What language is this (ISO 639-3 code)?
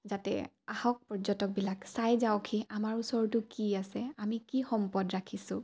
asm